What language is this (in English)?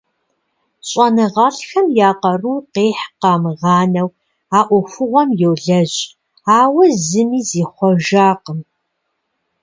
Kabardian